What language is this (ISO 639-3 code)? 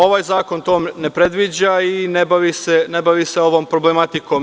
srp